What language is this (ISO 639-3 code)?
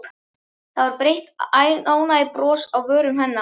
isl